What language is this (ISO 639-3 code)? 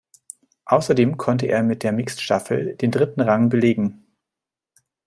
deu